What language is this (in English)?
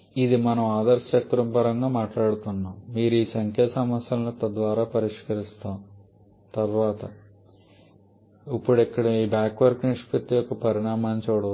Telugu